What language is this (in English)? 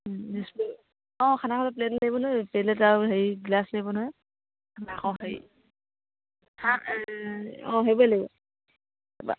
Assamese